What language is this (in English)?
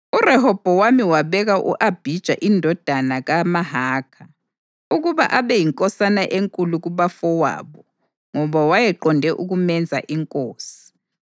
North Ndebele